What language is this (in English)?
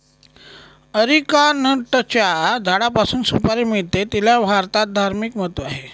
Marathi